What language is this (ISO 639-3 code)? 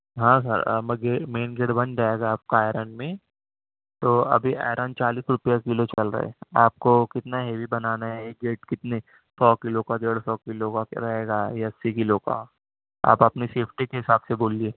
urd